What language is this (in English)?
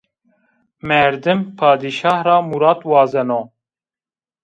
Zaza